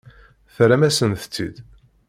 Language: Kabyle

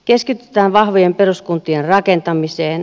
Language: Finnish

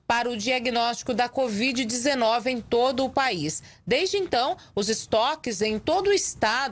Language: Portuguese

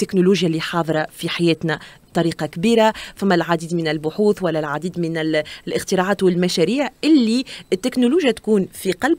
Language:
Arabic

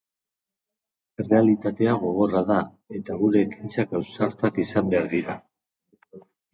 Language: Basque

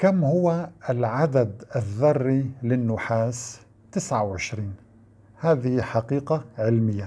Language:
Arabic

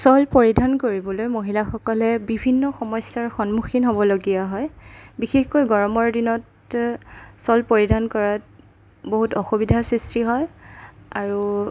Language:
Assamese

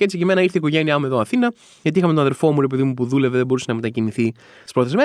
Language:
Greek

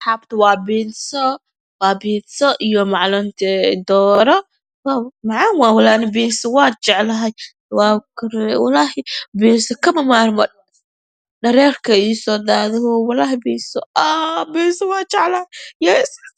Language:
Somali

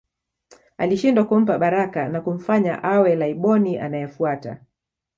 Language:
Swahili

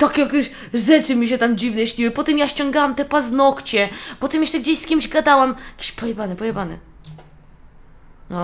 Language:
Polish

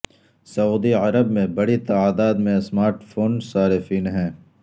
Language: Urdu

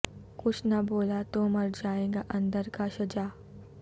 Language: Urdu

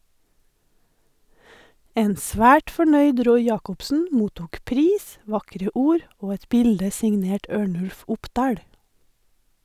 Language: Norwegian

